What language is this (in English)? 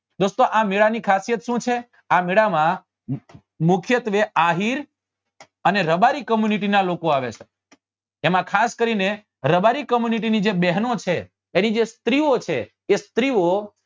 Gujarati